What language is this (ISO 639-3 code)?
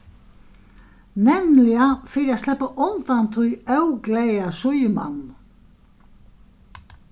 fao